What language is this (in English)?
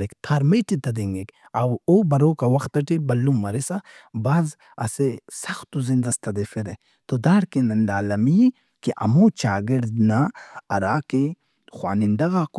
Brahui